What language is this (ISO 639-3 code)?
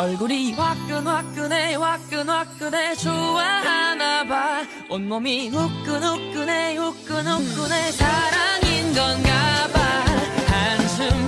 kor